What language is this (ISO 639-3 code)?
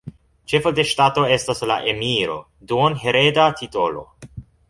epo